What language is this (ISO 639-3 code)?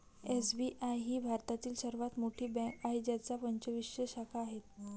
mar